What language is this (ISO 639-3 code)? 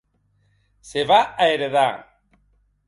oci